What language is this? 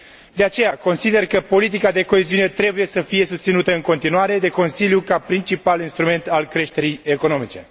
Romanian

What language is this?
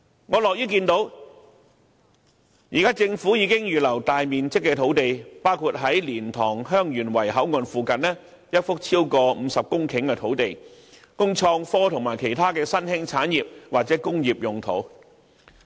Cantonese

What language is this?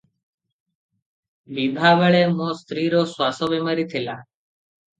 Odia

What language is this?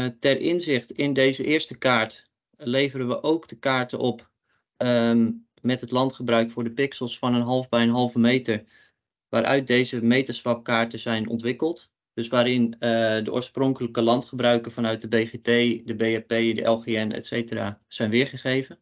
Dutch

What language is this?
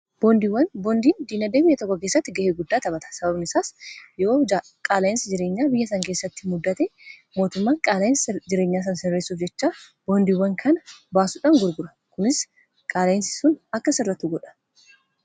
Oromo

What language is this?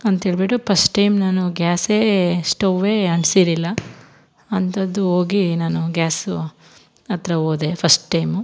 Kannada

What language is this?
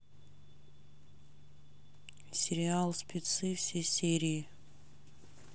Russian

